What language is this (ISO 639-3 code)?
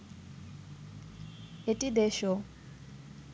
ben